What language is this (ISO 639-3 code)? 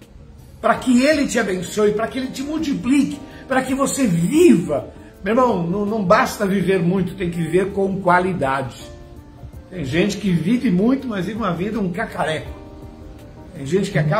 por